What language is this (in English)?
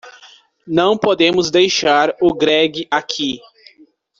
Portuguese